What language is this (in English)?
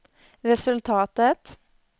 Swedish